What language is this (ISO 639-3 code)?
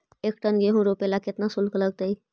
mag